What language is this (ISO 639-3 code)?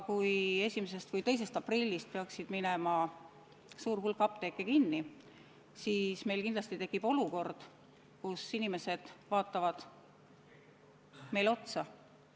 est